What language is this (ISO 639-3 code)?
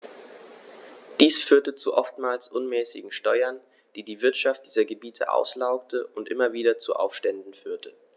deu